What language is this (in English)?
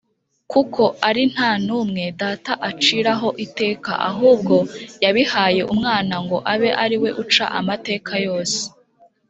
Kinyarwanda